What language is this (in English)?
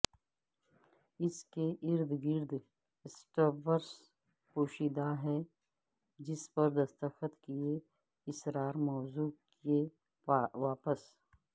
Urdu